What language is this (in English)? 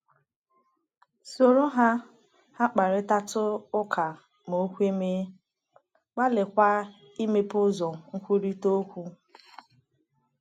Igbo